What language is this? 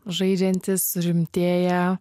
Lithuanian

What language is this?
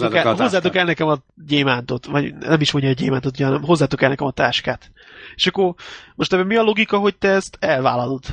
Hungarian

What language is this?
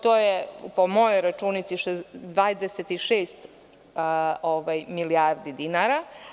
Serbian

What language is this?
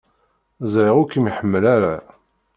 Kabyle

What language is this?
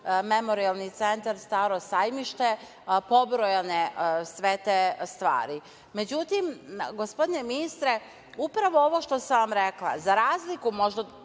Serbian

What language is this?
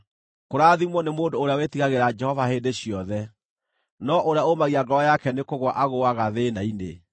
Kikuyu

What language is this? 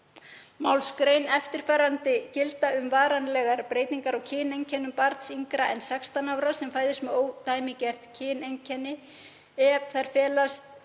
Icelandic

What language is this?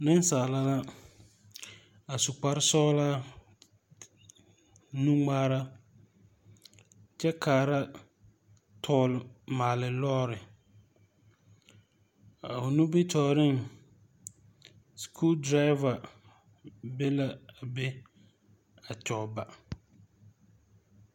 Southern Dagaare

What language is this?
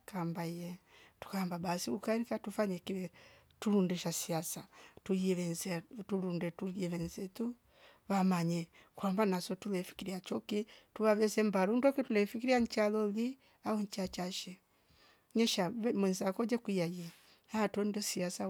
Rombo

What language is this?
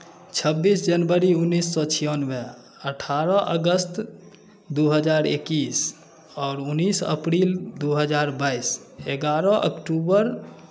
Maithili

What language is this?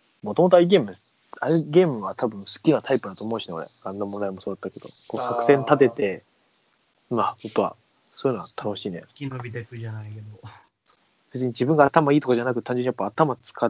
Japanese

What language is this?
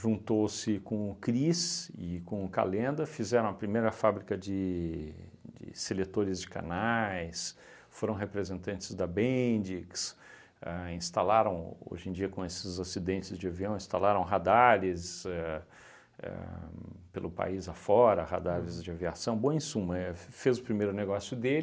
Portuguese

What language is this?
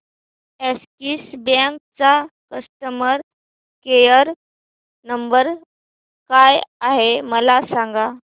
Marathi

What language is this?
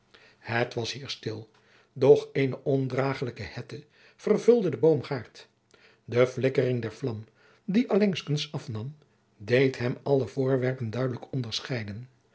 Dutch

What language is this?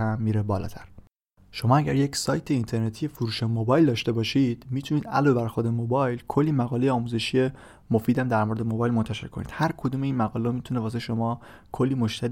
Persian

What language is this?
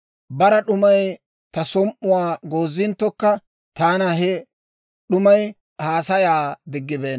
Dawro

